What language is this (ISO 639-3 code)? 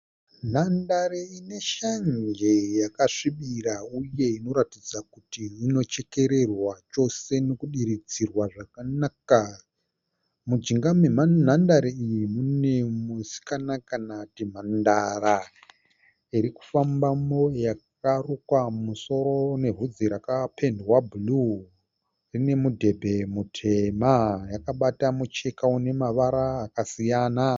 sna